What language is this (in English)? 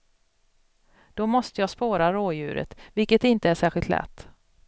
Swedish